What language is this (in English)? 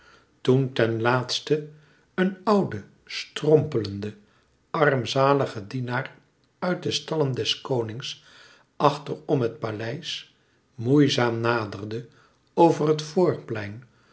Dutch